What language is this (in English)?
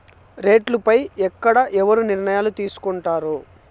Telugu